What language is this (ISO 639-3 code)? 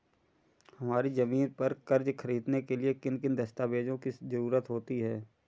hin